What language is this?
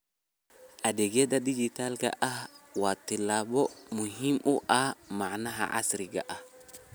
Somali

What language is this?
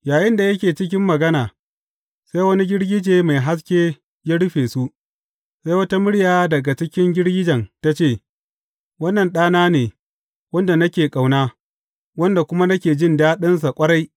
Hausa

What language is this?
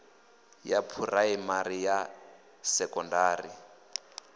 Venda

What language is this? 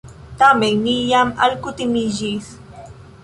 Esperanto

